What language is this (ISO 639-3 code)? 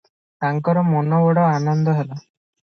ori